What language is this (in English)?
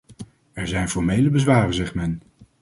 Dutch